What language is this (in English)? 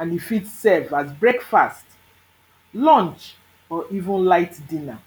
Nigerian Pidgin